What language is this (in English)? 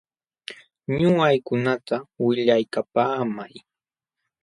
Jauja Wanca Quechua